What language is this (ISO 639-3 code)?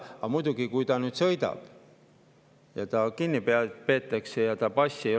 est